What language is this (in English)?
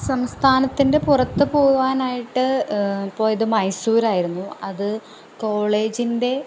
Malayalam